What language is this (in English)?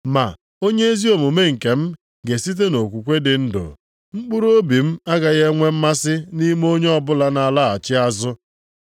Igbo